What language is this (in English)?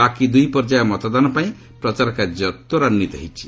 Odia